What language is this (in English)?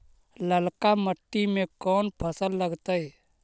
Magahi